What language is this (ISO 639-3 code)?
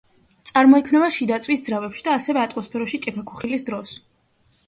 kat